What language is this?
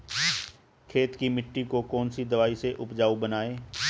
Hindi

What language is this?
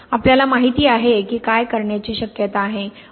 Marathi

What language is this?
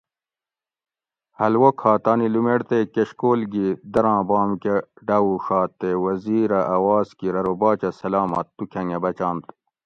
Gawri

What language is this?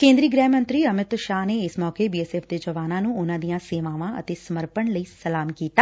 Punjabi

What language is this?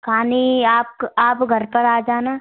Hindi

